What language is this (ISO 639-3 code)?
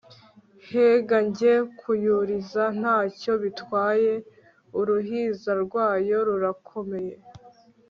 kin